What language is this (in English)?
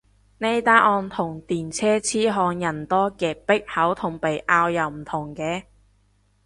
Cantonese